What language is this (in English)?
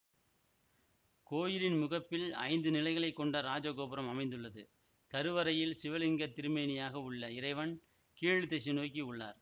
Tamil